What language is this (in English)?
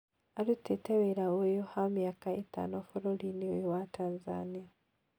Kikuyu